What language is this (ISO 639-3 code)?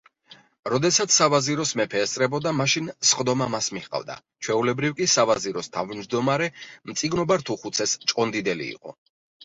kat